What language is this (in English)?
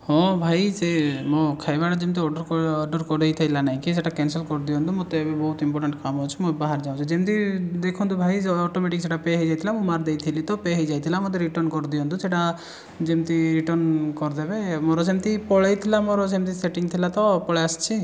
Odia